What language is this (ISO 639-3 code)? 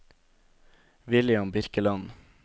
nor